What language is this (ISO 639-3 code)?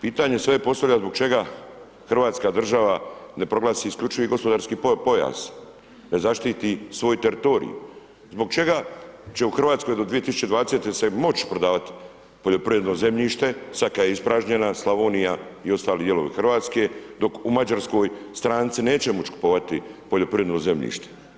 hrv